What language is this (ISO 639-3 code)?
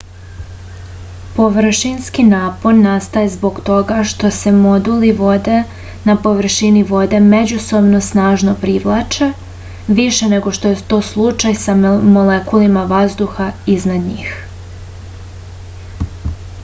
srp